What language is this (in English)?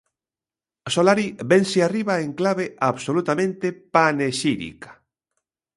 Galician